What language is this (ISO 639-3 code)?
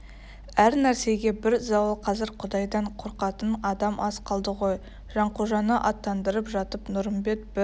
kaz